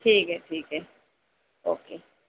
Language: Urdu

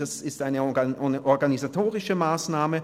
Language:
Swiss German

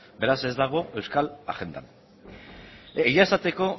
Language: Basque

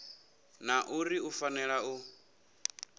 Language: Venda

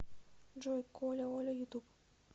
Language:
Russian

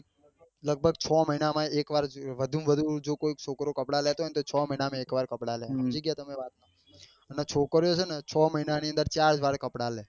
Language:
Gujarati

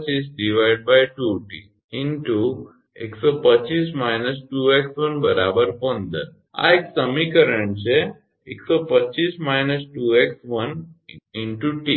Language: Gujarati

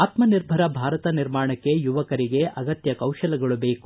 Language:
Kannada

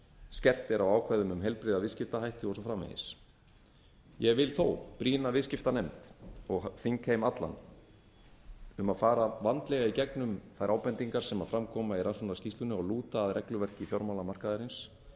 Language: Icelandic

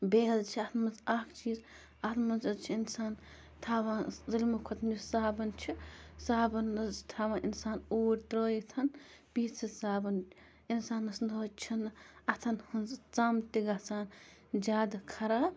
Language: Kashmiri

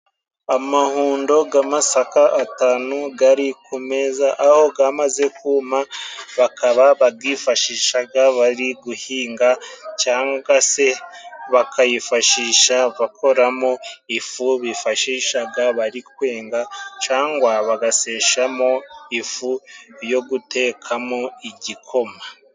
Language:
Kinyarwanda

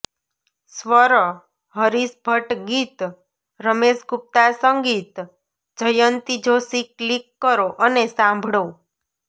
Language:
Gujarati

